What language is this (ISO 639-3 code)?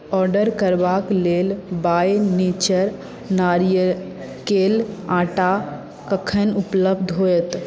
mai